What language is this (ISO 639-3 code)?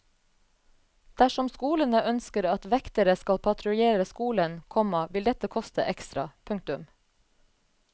nor